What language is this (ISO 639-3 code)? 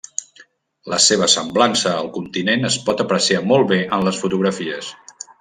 cat